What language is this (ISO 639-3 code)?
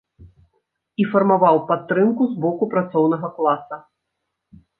bel